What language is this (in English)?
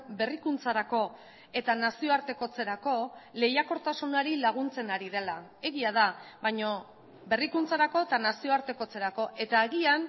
Basque